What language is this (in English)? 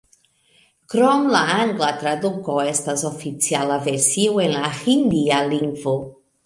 Esperanto